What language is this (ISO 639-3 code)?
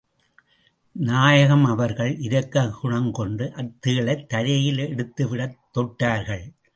tam